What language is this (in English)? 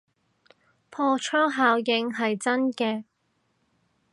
Cantonese